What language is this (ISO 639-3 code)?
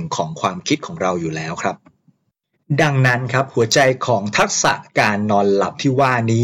tha